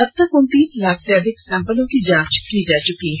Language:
Hindi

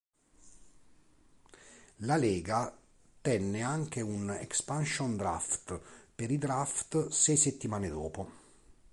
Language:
Italian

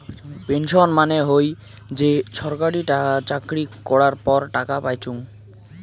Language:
Bangla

